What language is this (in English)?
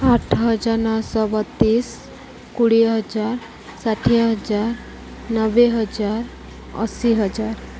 Odia